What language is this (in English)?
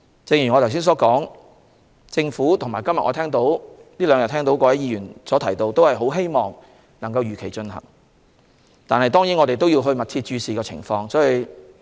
Cantonese